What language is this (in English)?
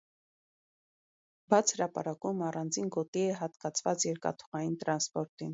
Armenian